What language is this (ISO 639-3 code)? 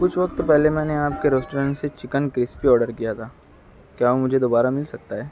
urd